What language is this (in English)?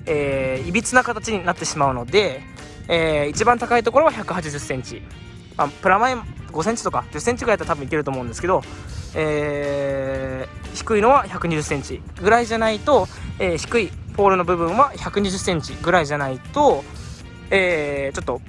Japanese